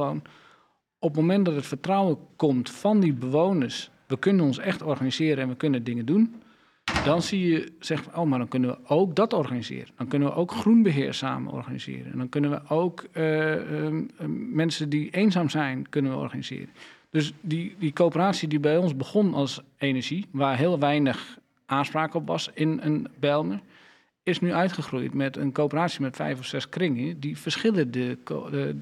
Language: Dutch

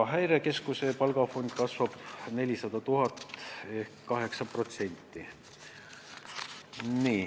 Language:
Estonian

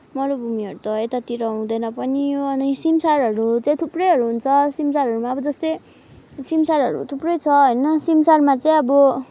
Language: Nepali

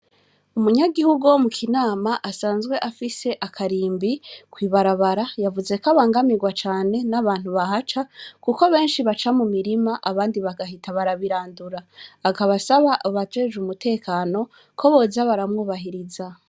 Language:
Rundi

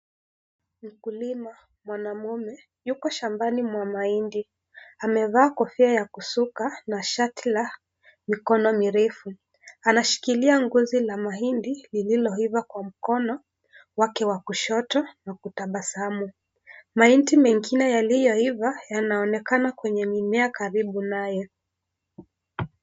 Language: Swahili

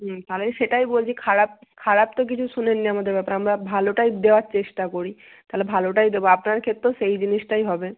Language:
Bangla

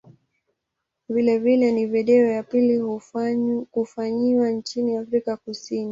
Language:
Swahili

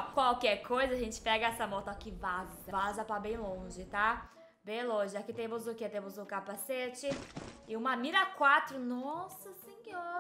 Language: Portuguese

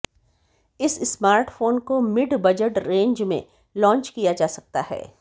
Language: Hindi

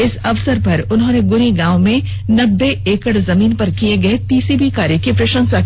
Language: Hindi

